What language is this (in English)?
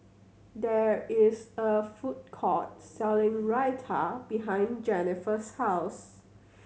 English